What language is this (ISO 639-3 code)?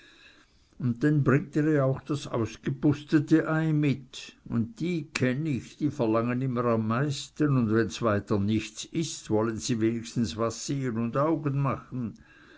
deu